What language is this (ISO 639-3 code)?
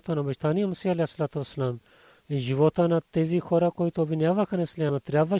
bul